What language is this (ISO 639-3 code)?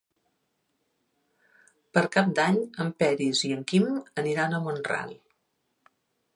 cat